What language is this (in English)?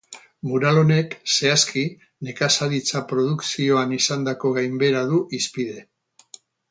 Basque